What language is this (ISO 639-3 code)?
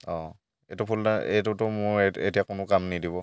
asm